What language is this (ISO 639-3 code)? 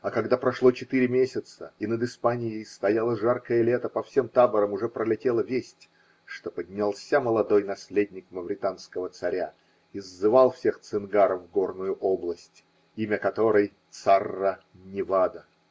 rus